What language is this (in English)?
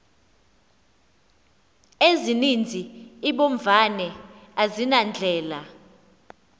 Xhosa